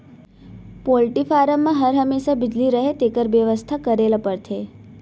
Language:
Chhattisgarhi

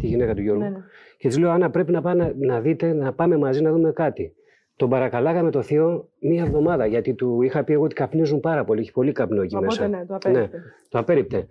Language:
Greek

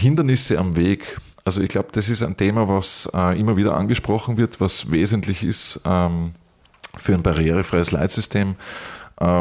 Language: German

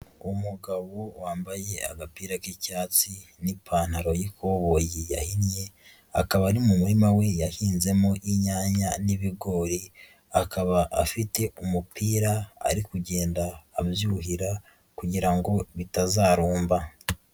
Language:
Kinyarwanda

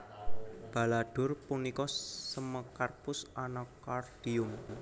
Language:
Javanese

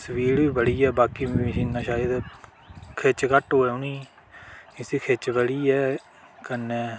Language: Dogri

